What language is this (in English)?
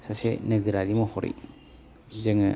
Bodo